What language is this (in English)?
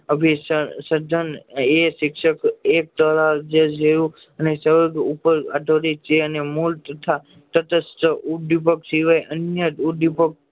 Gujarati